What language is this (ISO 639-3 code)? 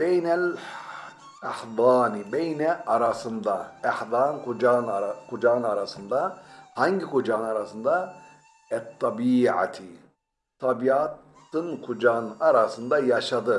tur